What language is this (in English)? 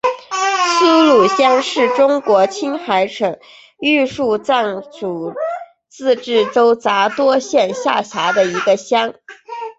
Chinese